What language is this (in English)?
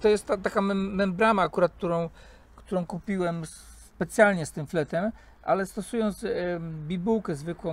Polish